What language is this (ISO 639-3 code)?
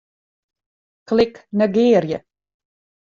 fry